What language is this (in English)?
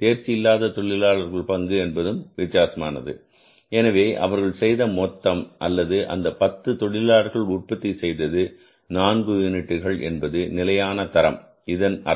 Tamil